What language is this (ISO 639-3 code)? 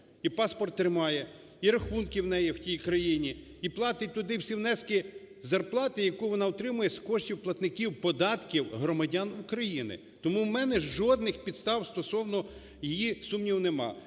ukr